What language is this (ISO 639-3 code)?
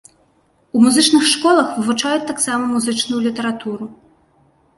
bel